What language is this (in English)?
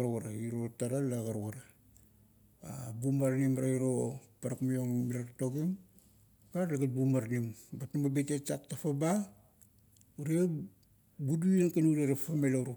Kuot